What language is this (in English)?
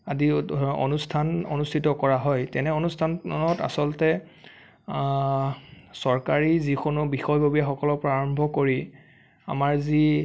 Assamese